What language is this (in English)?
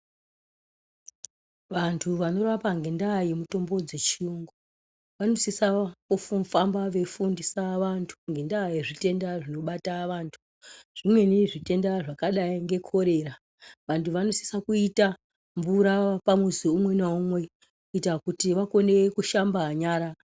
Ndau